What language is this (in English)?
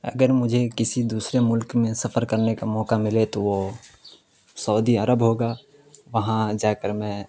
Urdu